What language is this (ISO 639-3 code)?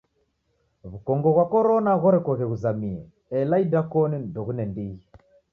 dav